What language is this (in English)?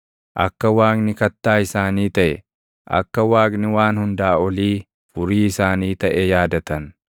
Oromo